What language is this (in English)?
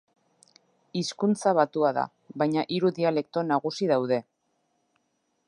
Basque